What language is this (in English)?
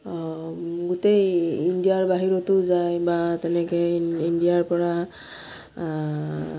Assamese